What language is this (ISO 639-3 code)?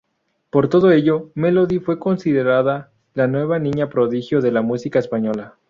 spa